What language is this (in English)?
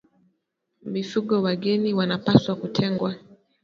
Swahili